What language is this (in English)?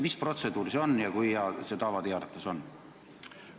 Estonian